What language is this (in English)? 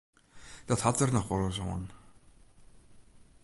Western Frisian